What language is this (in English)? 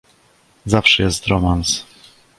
Polish